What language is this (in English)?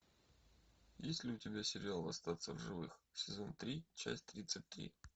Russian